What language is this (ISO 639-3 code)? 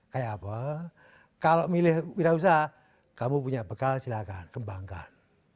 ind